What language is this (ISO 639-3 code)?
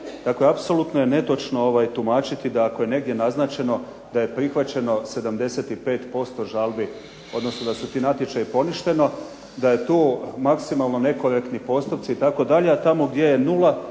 hrv